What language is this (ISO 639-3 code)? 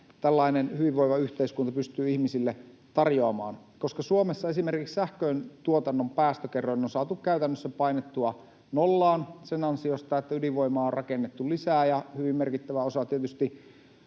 fin